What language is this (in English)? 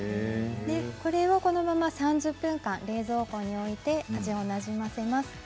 Japanese